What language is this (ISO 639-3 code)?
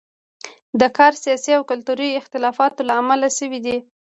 pus